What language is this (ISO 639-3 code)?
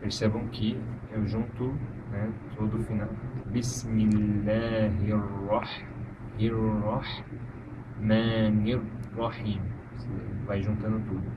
por